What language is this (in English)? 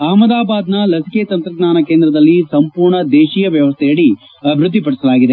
Kannada